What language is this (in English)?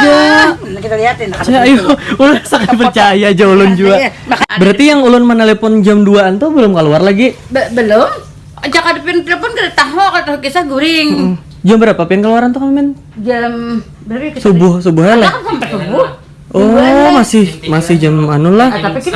Indonesian